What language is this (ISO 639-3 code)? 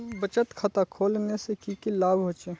mag